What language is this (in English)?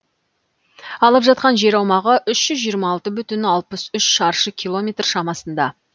Kazakh